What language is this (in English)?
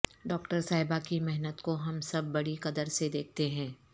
Urdu